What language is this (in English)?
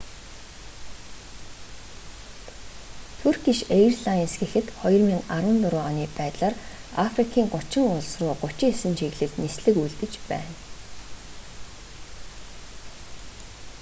Mongolian